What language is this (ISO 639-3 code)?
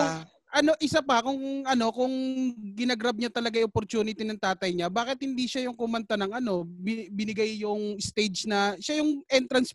fil